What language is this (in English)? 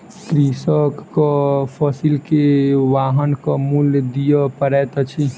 Maithili